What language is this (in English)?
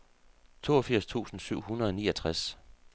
Danish